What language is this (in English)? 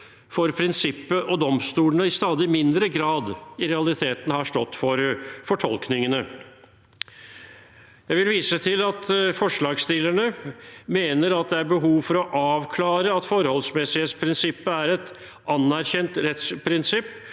Norwegian